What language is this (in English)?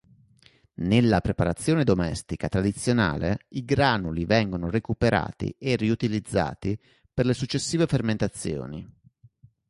Italian